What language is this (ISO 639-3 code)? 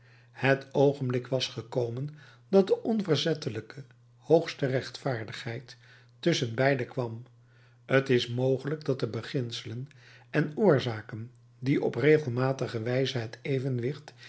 nld